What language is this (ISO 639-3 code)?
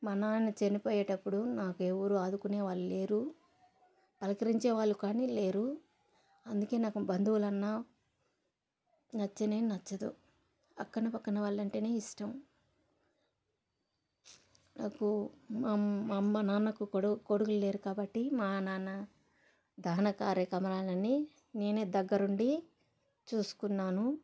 tel